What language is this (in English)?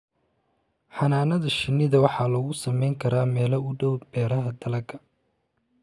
Somali